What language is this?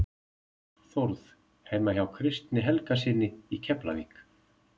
Icelandic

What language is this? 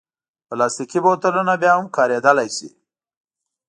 Pashto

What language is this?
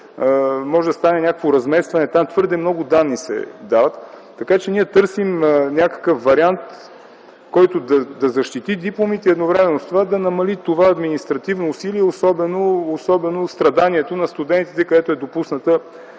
Bulgarian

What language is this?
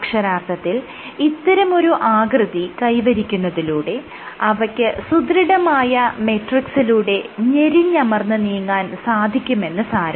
Malayalam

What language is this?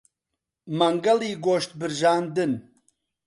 Central Kurdish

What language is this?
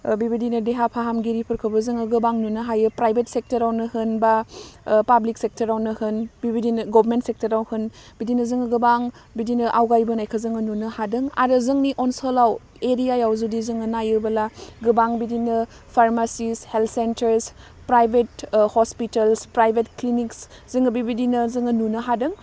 Bodo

